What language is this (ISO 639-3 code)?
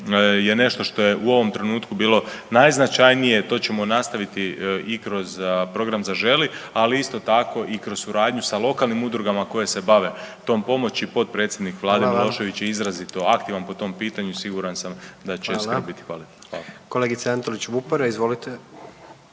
hrv